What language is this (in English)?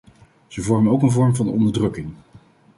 Dutch